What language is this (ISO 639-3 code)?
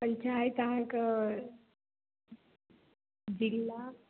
mai